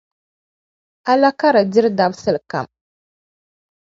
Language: Dagbani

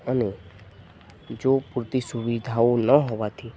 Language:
Gujarati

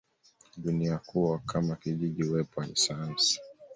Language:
Swahili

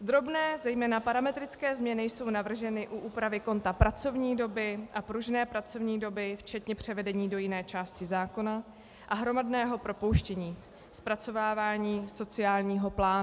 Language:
Czech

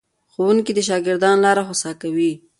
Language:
Pashto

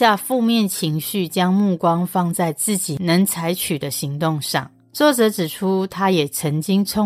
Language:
Chinese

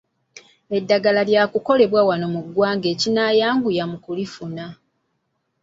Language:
Ganda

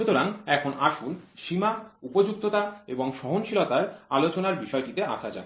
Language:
Bangla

